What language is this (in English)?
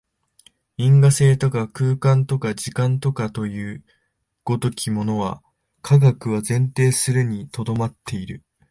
Japanese